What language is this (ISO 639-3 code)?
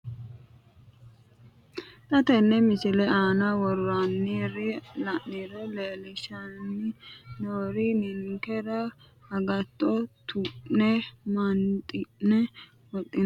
sid